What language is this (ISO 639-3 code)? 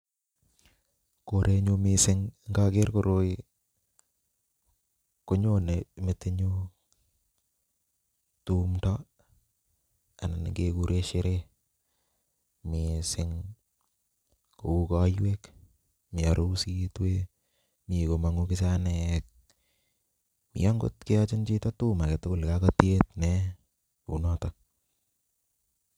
kln